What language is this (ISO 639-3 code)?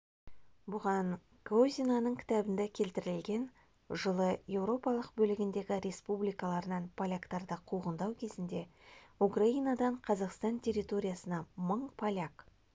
kaz